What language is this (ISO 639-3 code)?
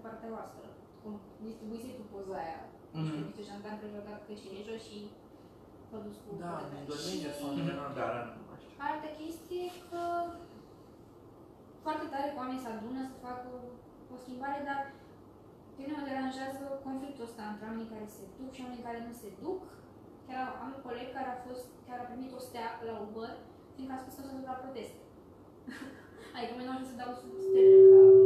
ron